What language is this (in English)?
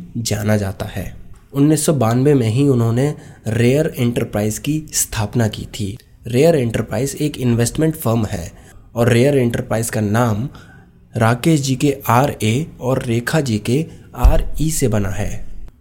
Hindi